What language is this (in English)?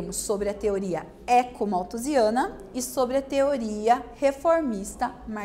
Portuguese